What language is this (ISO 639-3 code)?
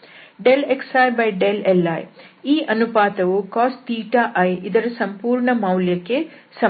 kan